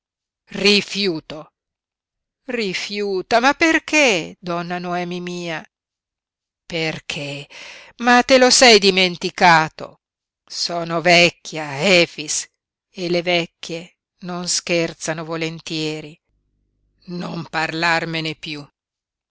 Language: Italian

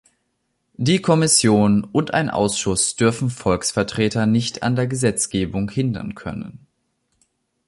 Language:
German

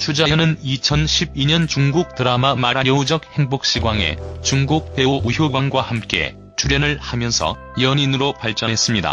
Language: Korean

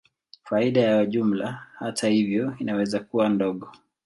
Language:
Swahili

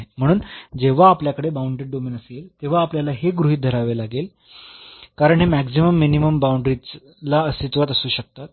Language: Marathi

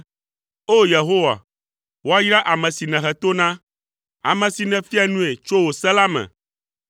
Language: Ewe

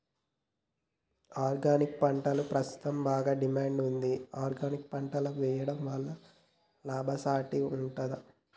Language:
Telugu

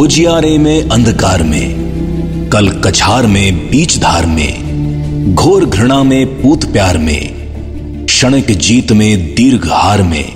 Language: Hindi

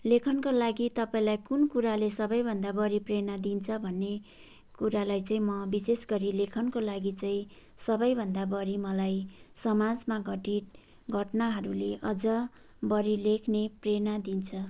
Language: Nepali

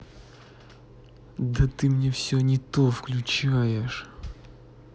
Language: Russian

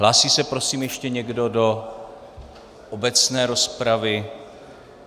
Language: Czech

